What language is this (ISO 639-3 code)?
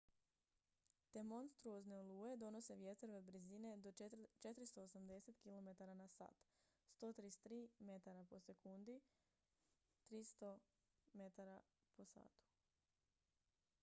hrv